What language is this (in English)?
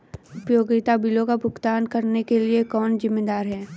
Hindi